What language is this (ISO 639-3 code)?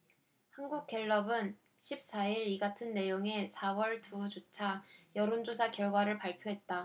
kor